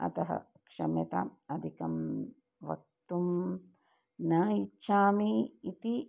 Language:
Sanskrit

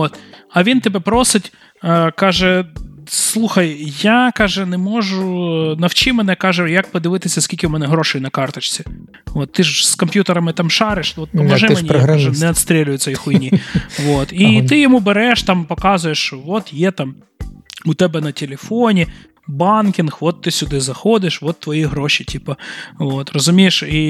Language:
Ukrainian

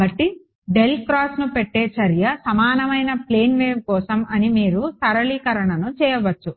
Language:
Telugu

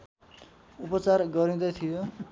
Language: Nepali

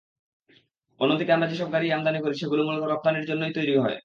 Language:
Bangla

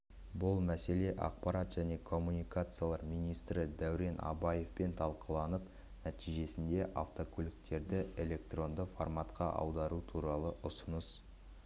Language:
Kazakh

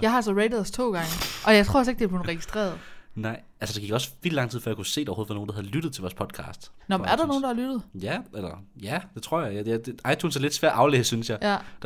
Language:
Danish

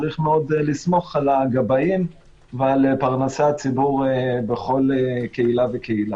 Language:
Hebrew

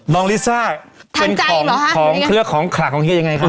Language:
Thai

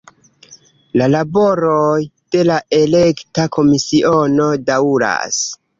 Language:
Esperanto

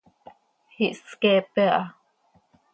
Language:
Seri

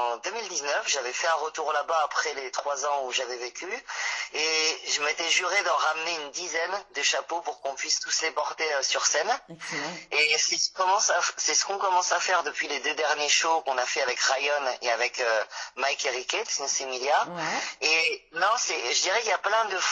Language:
French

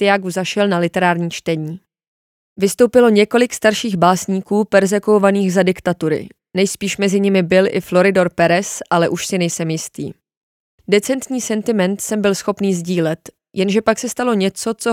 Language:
Czech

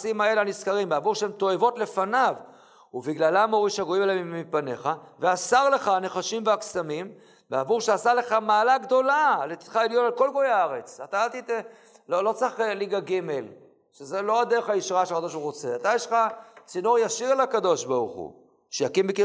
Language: Hebrew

